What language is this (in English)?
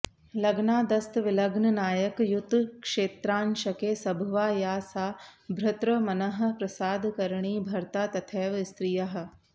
Sanskrit